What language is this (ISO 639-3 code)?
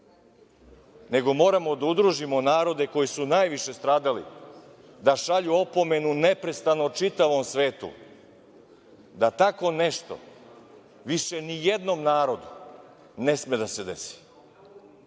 srp